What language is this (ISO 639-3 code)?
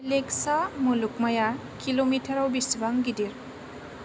brx